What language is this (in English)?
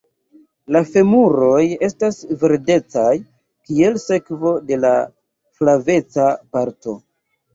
Esperanto